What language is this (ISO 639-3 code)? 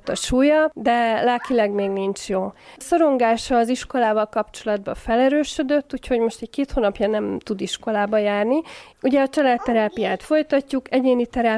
hun